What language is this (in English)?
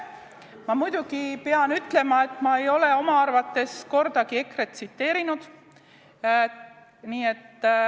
Estonian